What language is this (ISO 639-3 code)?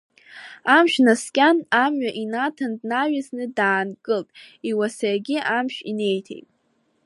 abk